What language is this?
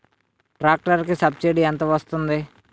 Telugu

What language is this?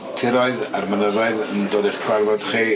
Welsh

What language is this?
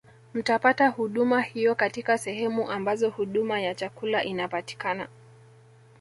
Swahili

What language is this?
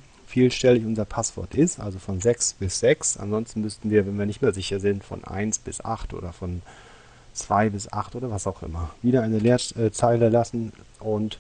German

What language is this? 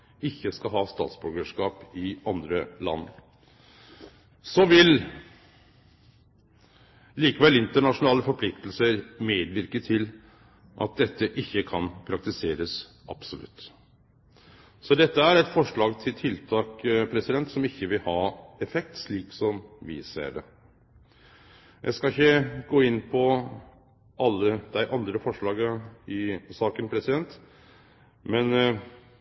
Norwegian Nynorsk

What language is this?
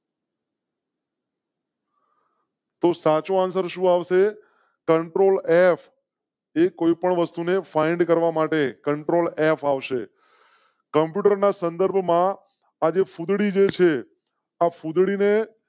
Gujarati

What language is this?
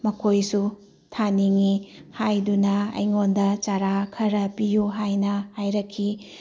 Manipuri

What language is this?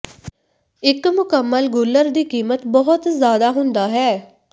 Punjabi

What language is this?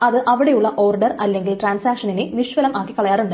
Malayalam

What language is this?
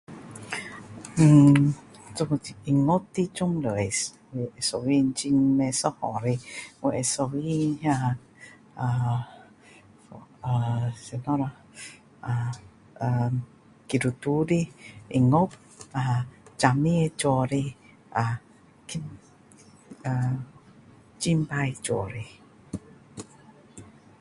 Min Dong Chinese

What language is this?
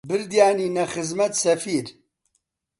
Central Kurdish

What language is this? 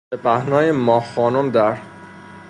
Persian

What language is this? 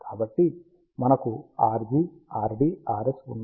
Telugu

